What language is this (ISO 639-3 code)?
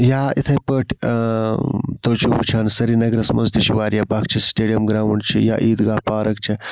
kas